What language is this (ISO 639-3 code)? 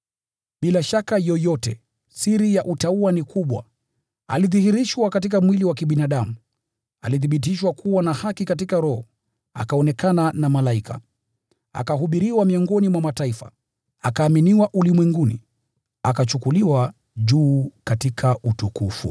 swa